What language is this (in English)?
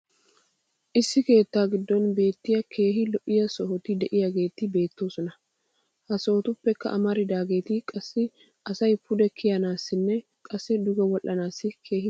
Wolaytta